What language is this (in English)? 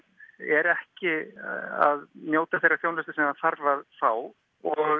Icelandic